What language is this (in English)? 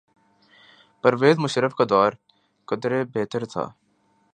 Urdu